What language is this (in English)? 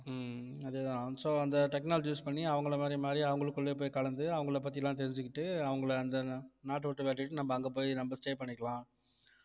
Tamil